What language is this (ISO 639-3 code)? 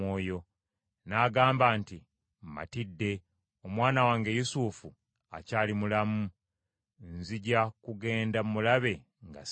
lug